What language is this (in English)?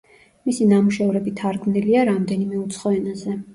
Georgian